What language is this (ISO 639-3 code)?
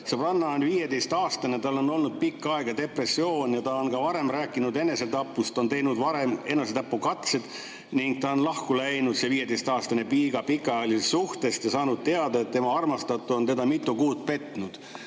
est